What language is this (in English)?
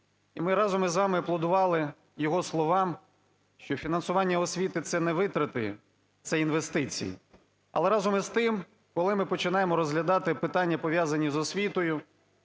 Ukrainian